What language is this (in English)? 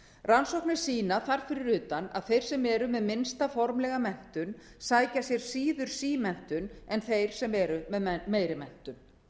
Icelandic